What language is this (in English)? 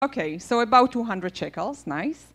Hebrew